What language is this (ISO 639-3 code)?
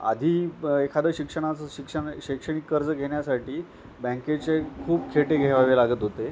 mar